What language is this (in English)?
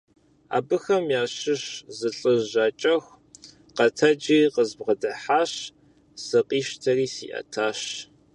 Kabardian